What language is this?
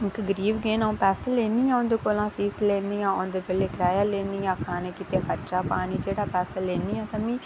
Dogri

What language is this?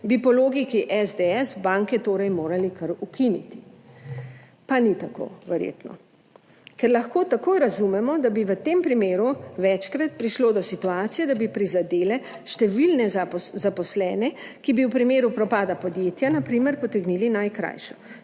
Slovenian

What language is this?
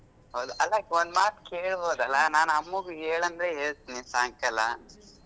Kannada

